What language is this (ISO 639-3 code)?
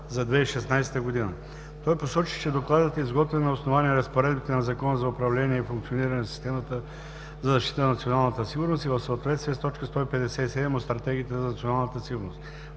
bul